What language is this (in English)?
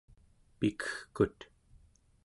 Central Yupik